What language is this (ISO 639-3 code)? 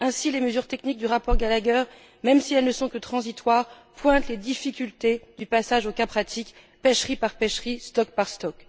fra